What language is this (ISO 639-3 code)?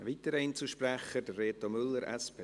gsw